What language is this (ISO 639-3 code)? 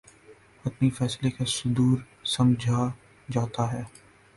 urd